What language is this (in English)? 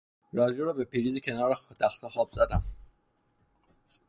Persian